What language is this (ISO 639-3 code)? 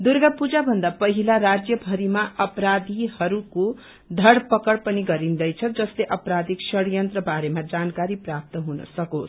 nep